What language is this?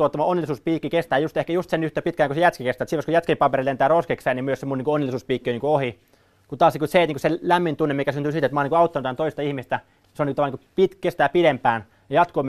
Finnish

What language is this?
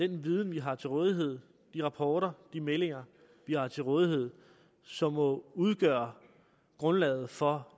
Danish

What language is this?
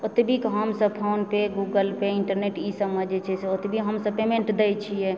Maithili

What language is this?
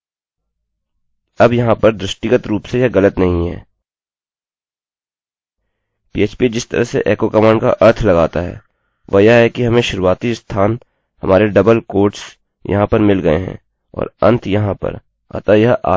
Hindi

